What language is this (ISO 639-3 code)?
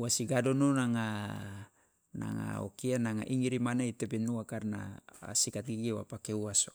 loa